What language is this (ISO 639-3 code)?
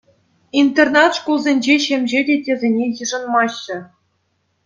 chv